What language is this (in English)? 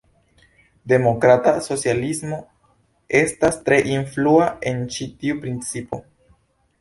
Esperanto